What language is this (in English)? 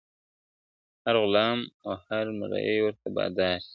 Pashto